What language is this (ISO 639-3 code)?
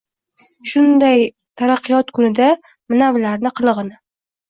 uzb